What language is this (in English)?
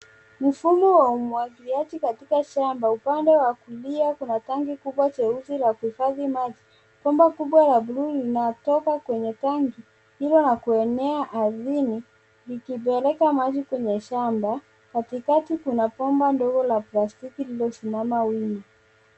Swahili